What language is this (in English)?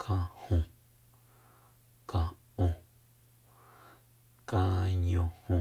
Soyaltepec Mazatec